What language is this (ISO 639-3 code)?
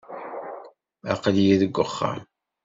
kab